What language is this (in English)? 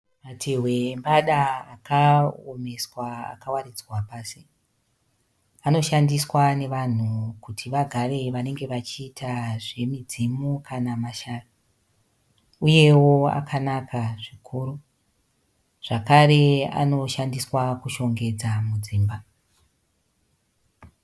Shona